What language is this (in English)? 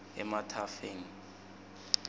Swati